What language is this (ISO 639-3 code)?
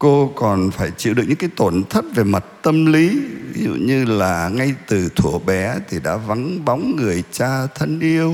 vie